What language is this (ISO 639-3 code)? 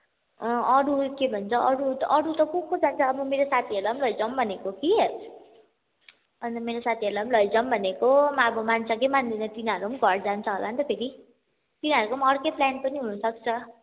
nep